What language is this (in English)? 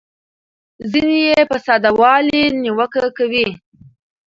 Pashto